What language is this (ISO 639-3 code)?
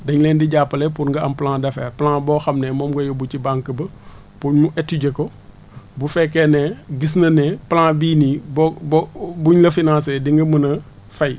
wol